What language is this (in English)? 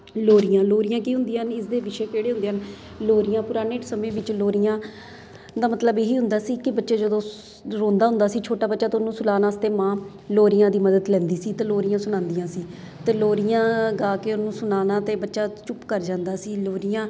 Punjabi